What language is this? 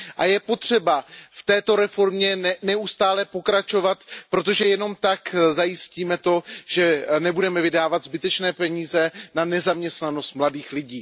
Czech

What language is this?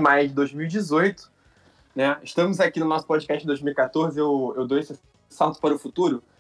Portuguese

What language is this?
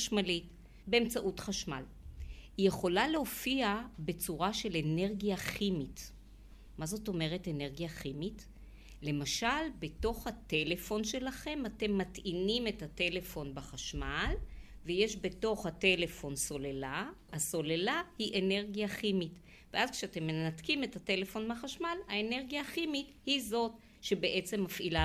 Hebrew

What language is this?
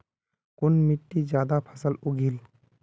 Magahi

